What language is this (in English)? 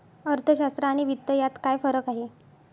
Marathi